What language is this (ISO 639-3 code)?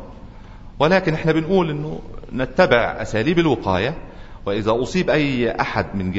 ara